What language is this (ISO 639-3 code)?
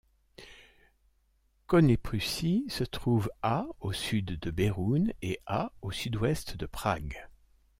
fra